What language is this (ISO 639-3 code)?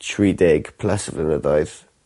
cym